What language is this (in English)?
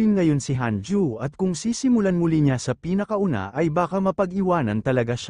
Filipino